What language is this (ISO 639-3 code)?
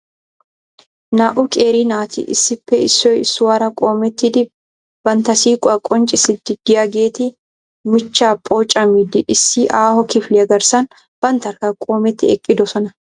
wal